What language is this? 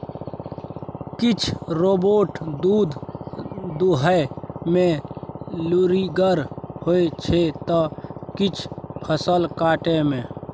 Maithili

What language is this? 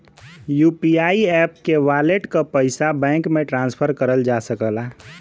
Bhojpuri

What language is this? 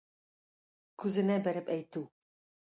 Tatar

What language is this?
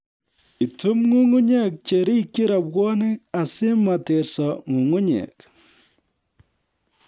Kalenjin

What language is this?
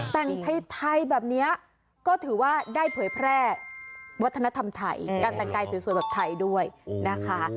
Thai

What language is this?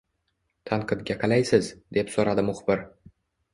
Uzbek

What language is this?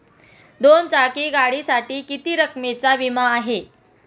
Marathi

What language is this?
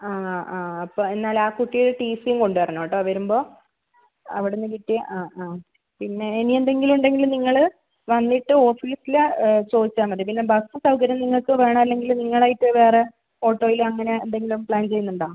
Malayalam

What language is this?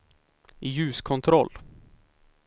Swedish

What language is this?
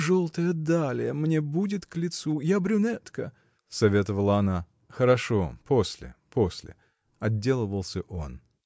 Russian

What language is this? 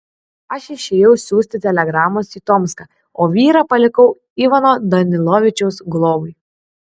Lithuanian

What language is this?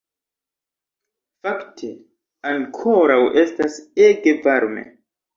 Esperanto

